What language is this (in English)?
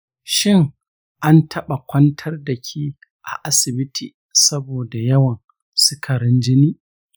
Hausa